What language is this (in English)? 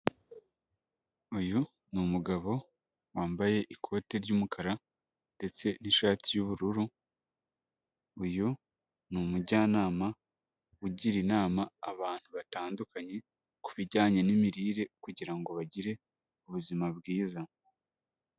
Kinyarwanda